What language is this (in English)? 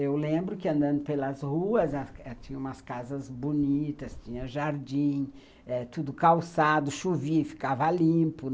Portuguese